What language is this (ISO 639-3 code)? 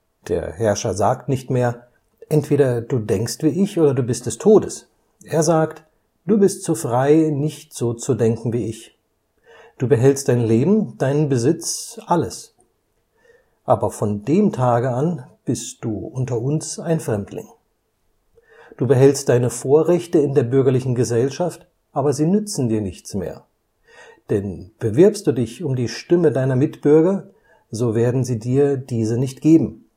deu